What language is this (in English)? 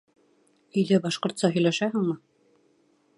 Bashkir